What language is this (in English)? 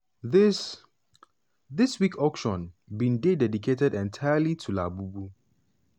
Nigerian Pidgin